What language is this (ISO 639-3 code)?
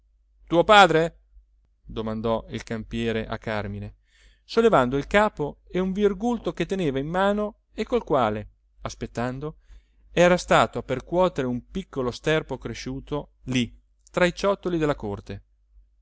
ita